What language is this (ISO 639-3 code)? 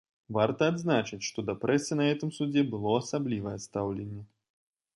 bel